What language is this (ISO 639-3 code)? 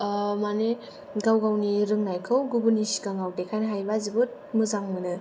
brx